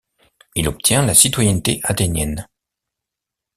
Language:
French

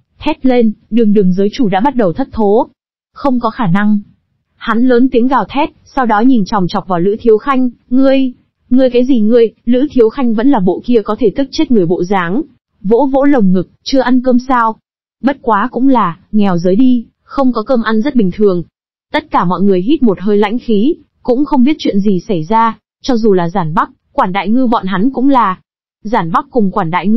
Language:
Vietnamese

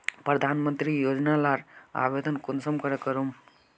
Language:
Magahi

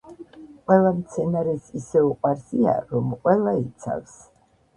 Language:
Georgian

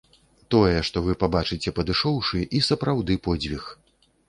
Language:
Belarusian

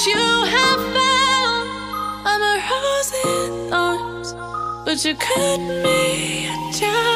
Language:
English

